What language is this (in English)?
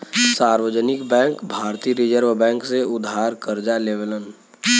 Bhojpuri